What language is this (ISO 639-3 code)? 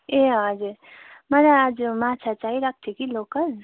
nep